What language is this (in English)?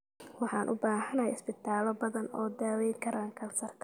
Somali